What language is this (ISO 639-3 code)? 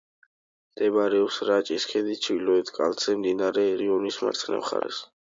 kat